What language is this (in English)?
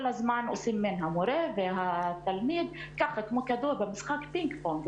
Hebrew